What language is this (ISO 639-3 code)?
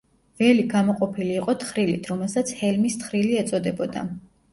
kat